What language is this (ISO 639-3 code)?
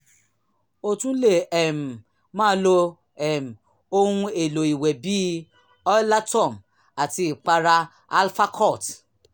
yor